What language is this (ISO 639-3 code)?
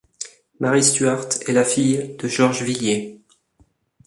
fra